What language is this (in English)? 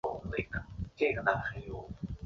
Chinese